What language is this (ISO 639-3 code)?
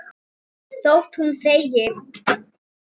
isl